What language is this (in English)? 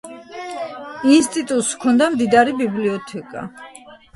Georgian